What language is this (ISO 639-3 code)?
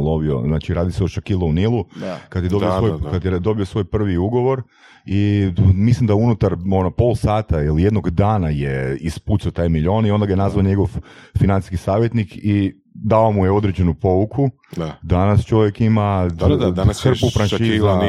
hrv